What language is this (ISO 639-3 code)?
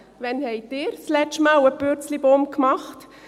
gsw